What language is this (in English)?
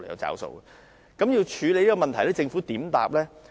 Cantonese